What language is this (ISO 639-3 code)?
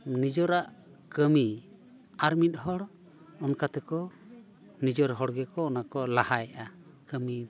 sat